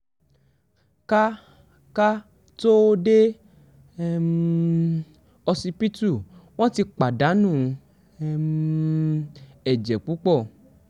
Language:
Yoruba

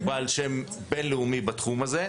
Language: Hebrew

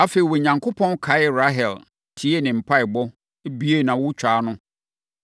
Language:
Akan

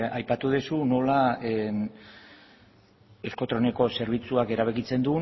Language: Basque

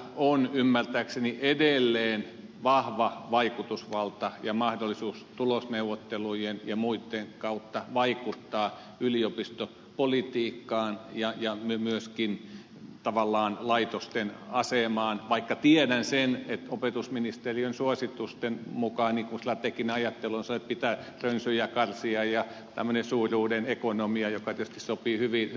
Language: Finnish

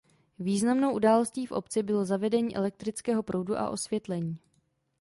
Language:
Czech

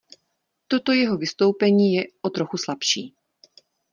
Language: Czech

